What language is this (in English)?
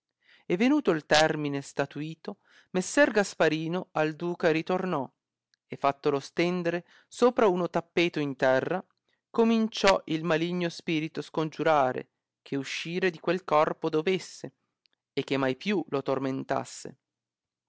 Italian